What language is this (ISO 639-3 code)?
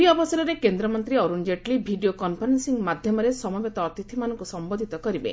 ori